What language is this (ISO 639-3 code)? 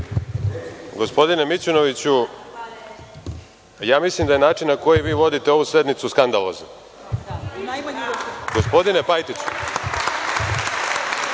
srp